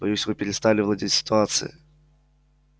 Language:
Russian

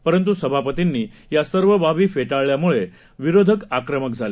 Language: Marathi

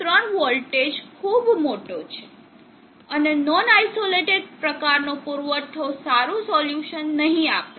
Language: Gujarati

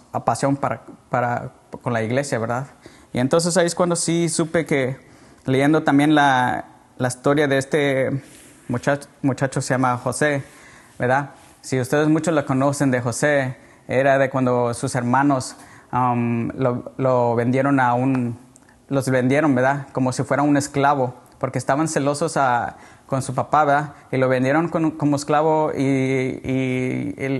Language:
Spanish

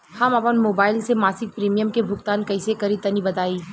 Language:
Bhojpuri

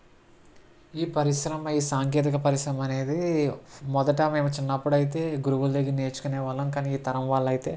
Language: Telugu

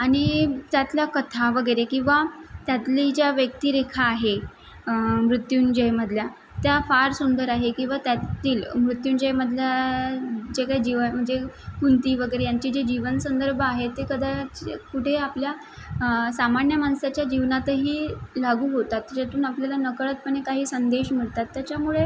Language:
Marathi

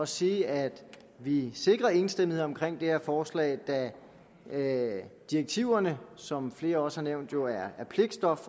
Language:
Danish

